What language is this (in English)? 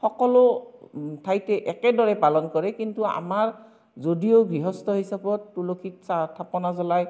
Assamese